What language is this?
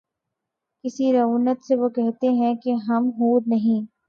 Urdu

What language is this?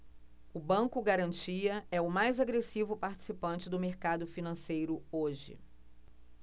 Portuguese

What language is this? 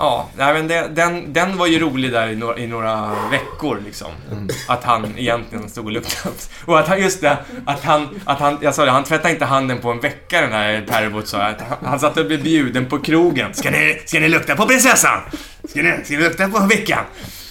Swedish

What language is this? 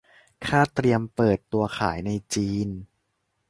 Thai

